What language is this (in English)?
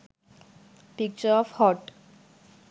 Sinhala